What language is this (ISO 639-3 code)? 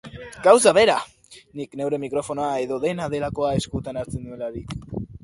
eus